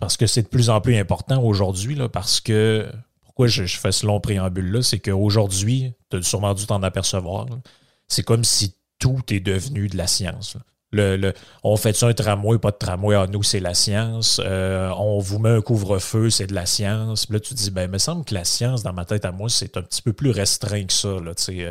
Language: French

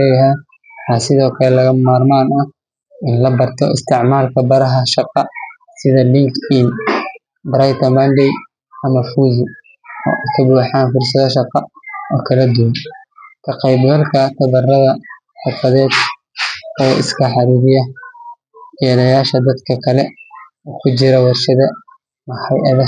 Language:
Somali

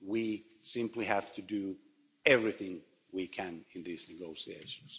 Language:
English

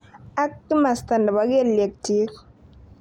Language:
Kalenjin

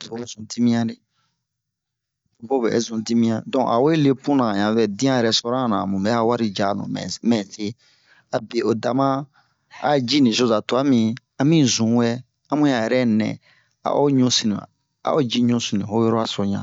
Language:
Bomu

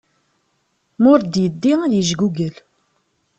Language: Kabyle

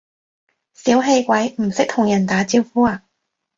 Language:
Cantonese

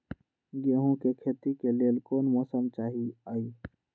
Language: Magahi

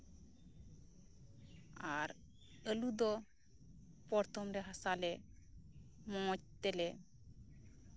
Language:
Santali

